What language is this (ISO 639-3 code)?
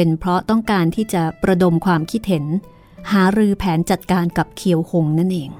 tha